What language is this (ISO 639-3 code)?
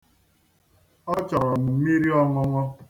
ibo